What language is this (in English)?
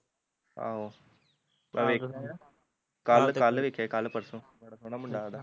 Punjabi